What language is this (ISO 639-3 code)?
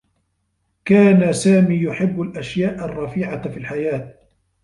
ara